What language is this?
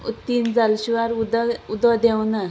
Konkani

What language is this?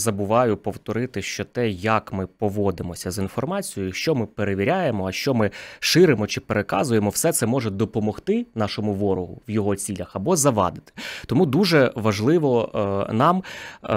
Ukrainian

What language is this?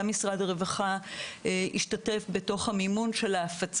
Hebrew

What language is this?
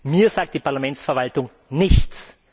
German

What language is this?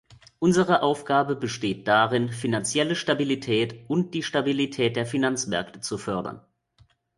German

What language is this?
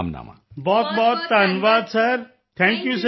Punjabi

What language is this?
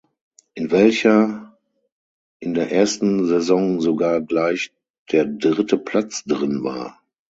German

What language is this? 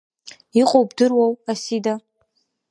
Abkhazian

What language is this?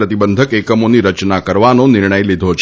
Gujarati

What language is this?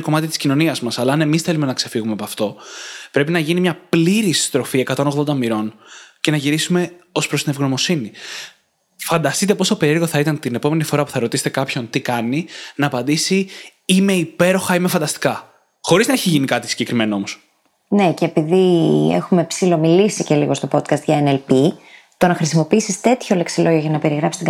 Greek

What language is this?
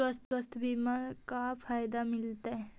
Magahi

